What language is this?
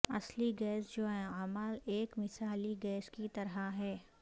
Urdu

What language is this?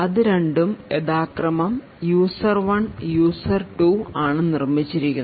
Malayalam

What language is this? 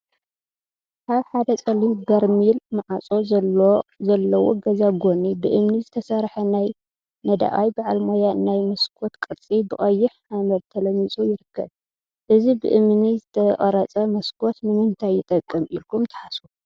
Tigrinya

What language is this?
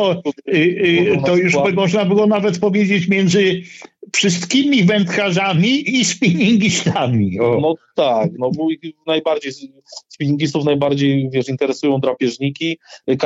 Polish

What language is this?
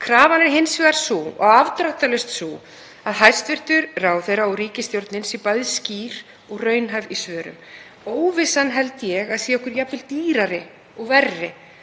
Icelandic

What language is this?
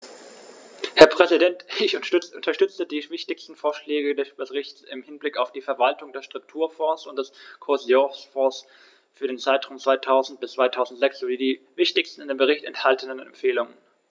German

